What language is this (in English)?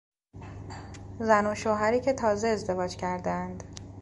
Persian